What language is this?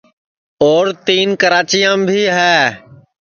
Sansi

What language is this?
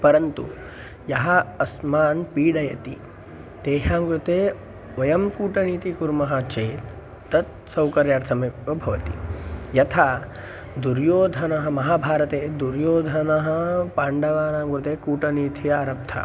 Sanskrit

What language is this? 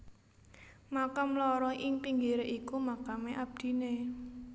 Javanese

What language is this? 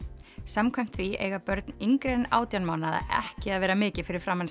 Icelandic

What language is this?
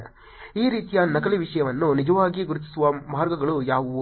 Kannada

